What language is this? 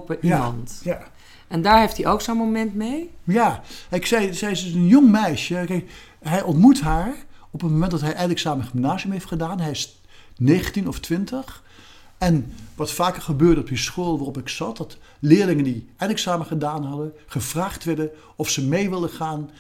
Dutch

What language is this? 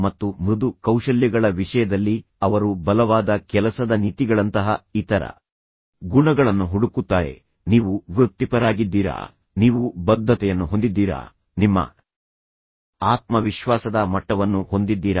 Kannada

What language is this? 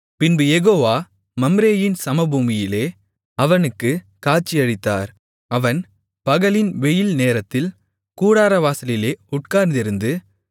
Tamil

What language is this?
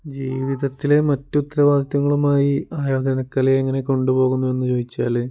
Malayalam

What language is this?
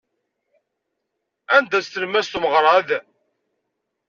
Kabyle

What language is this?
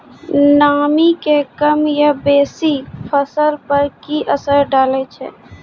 Maithili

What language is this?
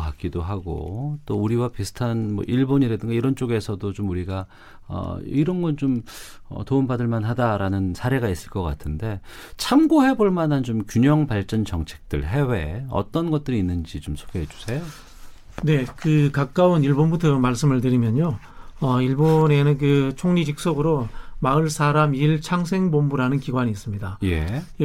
Korean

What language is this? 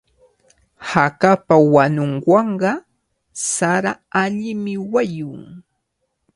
Cajatambo North Lima Quechua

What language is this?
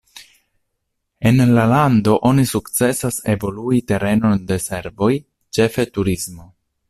Esperanto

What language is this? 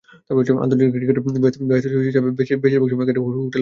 Bangla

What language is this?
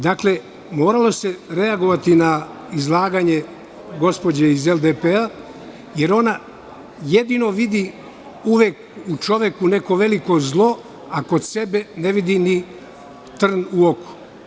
Serbian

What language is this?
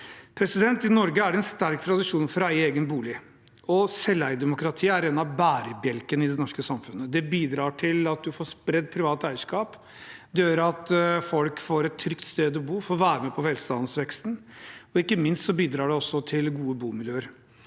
Norwegian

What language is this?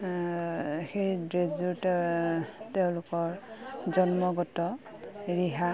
Assamese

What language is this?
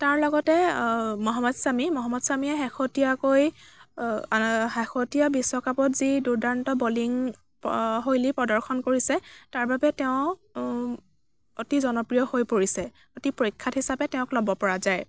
Assamese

